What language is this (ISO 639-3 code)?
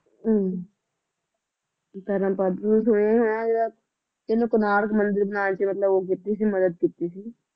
pan